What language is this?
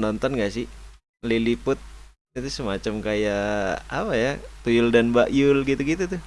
Indonesian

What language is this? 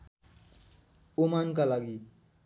Nepali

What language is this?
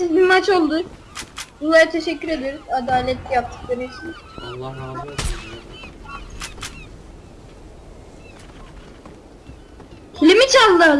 Turkish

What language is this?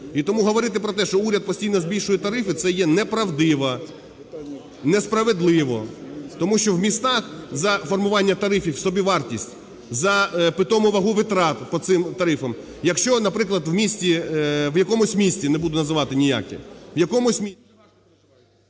Ukrainian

